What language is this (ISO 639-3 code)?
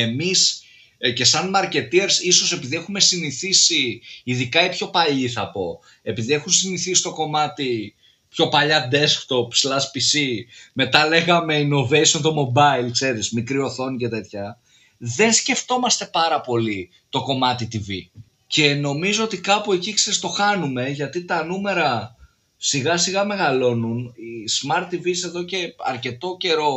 ell